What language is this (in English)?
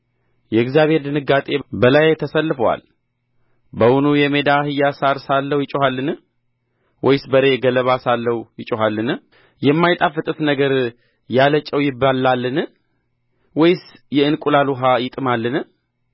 Amharic